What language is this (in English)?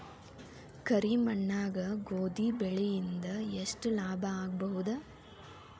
Kannada